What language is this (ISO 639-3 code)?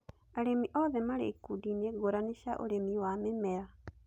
kik